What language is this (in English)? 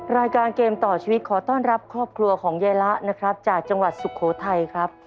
Thai